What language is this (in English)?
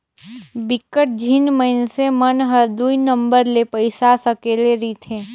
Chhattisgarhi